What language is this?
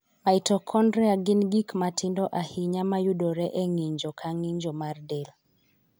Luo (Kenya and Tanzania)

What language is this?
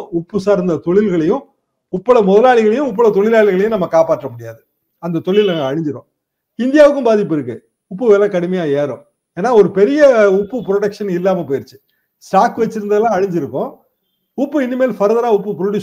Tamil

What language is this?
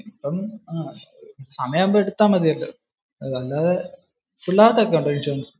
Malayalam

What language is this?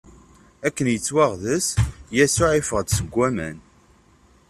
Kabyle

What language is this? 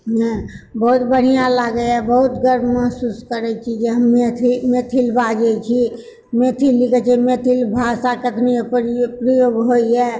Maithili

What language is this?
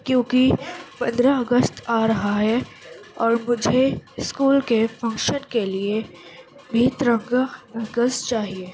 Urdu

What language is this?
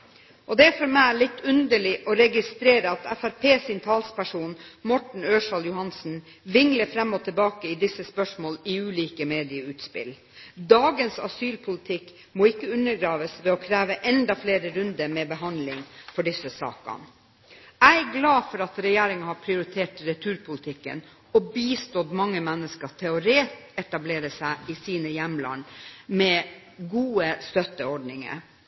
Norwegian Bokmål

